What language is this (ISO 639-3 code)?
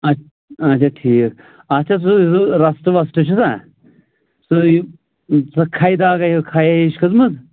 kas